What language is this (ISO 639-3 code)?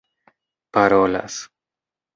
epo